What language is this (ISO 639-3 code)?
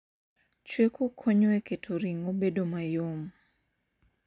luo